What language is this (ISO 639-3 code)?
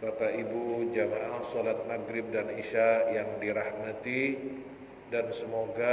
ind